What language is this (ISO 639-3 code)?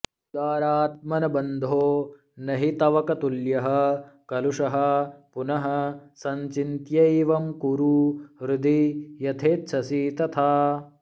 san